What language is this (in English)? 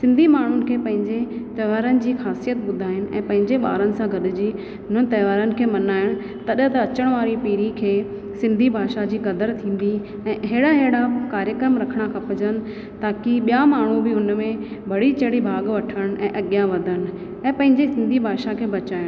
Sindhi